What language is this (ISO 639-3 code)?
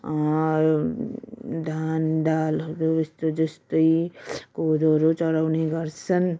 nep